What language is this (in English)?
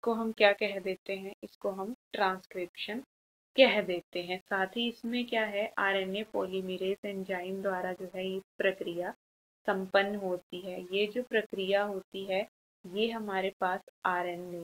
Hindi